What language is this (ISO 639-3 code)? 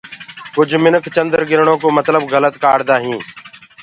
ggg